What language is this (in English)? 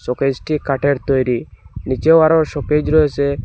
Bangla